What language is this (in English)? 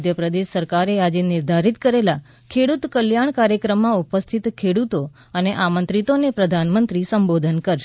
Gujarati